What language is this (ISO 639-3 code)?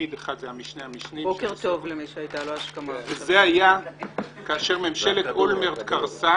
heb